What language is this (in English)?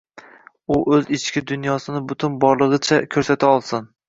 Uzbek